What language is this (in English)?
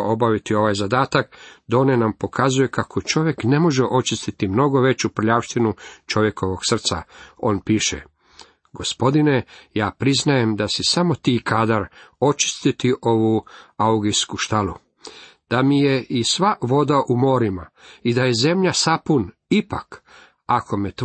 Croatian